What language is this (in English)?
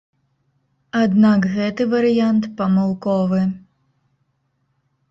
Belarusian